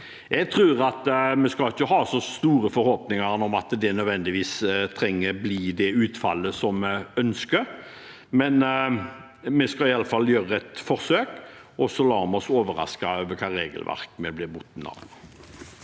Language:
Norwegian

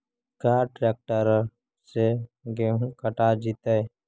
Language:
Magahi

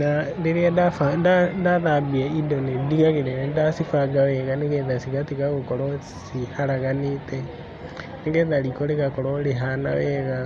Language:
Kikuyu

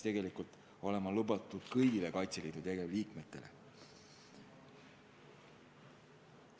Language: Estonian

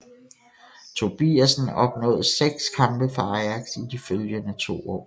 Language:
Danish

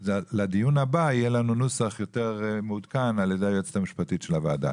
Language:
Hebrew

